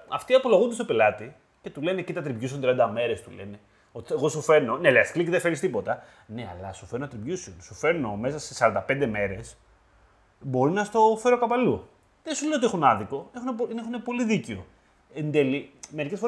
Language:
Greek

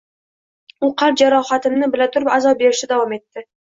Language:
Uzbek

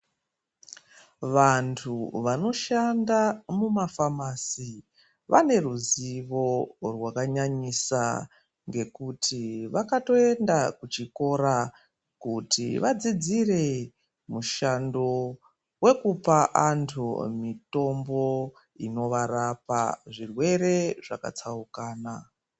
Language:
Ndau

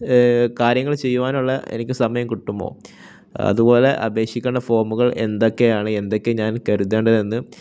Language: Malayalam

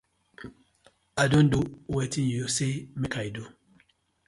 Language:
Nigerian Pidgin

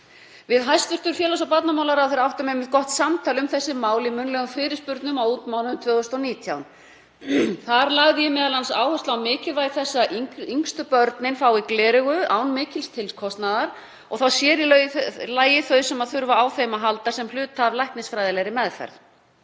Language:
Icelandic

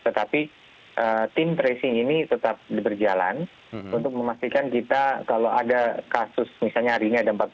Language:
Indonesian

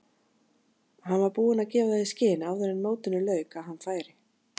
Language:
Icelandic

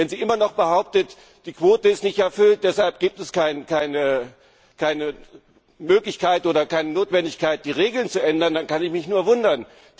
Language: German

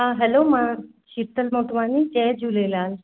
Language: Sindhi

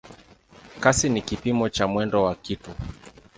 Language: Swahili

